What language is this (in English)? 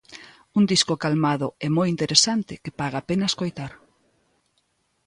Galician